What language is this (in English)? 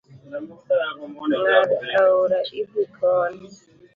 Luo (Kenya and Tanzania)